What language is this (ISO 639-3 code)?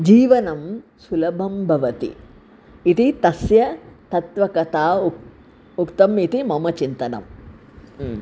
san